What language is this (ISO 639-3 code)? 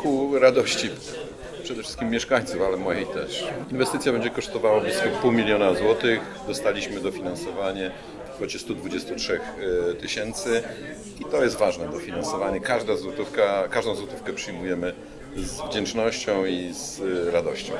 pol